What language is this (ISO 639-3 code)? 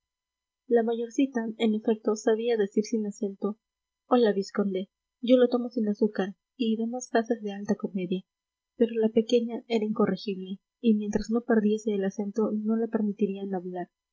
spa